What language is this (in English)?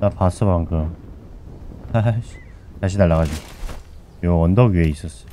Korean